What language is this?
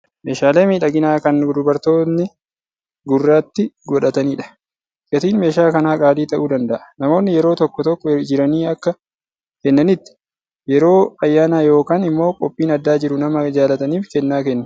Oromo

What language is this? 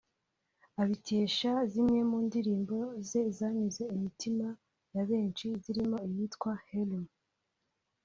Kinyarwanda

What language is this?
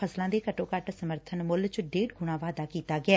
Punjabi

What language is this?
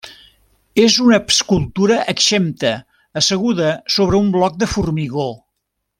Catalan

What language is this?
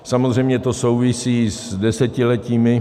Czech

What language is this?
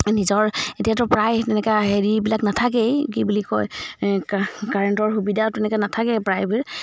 Assamese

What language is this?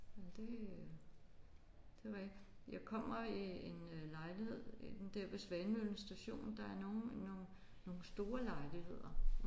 Danish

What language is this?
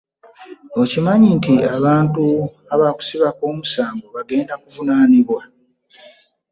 Ganda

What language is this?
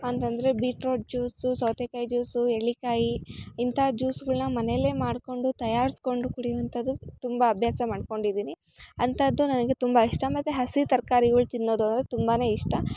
Kannada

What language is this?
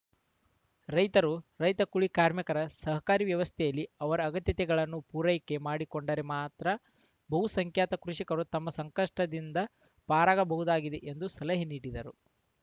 Kannada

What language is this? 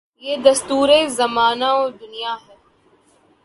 Urdu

